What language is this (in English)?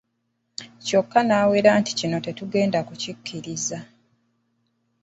Ganda